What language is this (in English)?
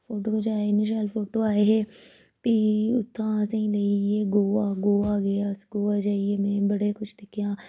Dogri